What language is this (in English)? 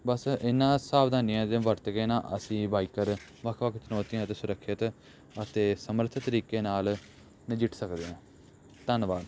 Punjabi